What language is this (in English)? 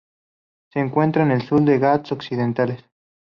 Spanish